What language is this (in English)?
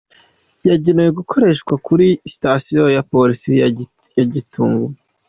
Kinyarwanda